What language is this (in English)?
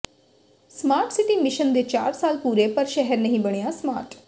Punjabi